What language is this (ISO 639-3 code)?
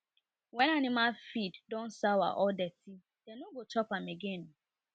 pcm